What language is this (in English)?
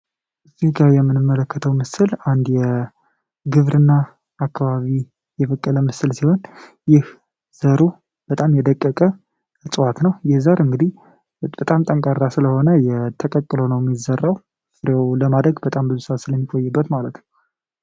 Amharic